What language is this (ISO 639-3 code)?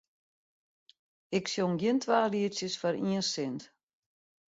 fry